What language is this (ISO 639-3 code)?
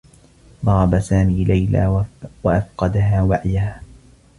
ara